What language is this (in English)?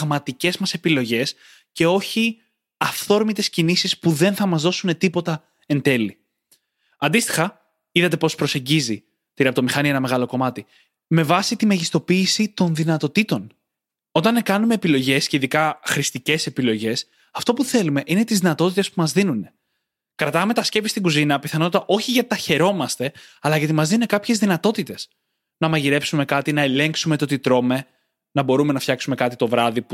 Greek